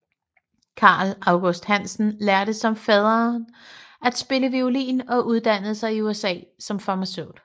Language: Danish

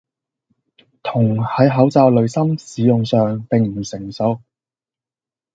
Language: Cantonese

